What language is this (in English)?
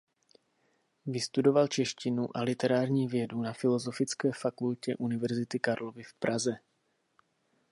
Czech